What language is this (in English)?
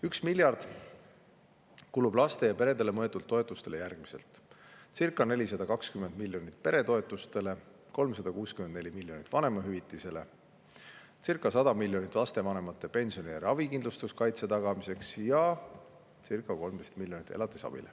Estonian